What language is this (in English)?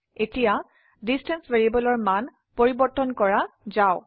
Assamese